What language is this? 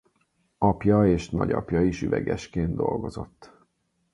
Hungarian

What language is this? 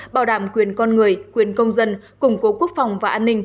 Vietnamese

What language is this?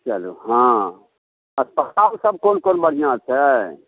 Maithili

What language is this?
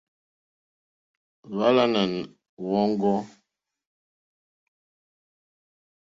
Mokpwe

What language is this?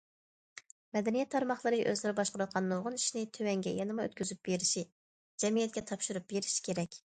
Uyghur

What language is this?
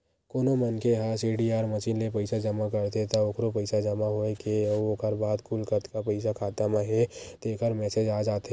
Chhattisgarhi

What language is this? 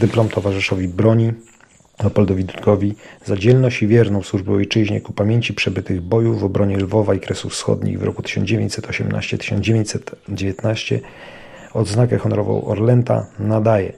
Polish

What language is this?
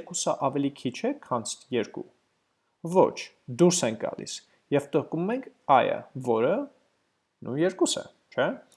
Turkish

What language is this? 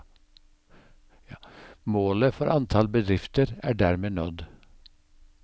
Norwegian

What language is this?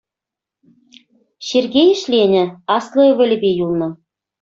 Chuvash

